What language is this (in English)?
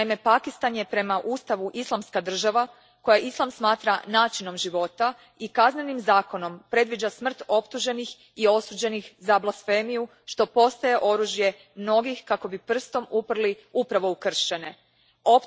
Croatian